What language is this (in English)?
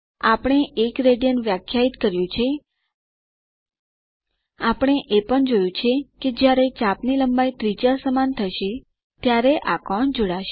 Gujarati